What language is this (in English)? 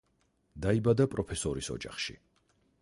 Georgian